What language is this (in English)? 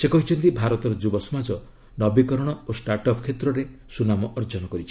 Odia